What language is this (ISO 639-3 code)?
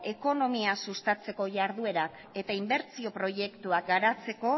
eus